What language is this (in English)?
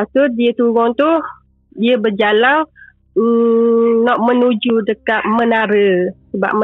Malay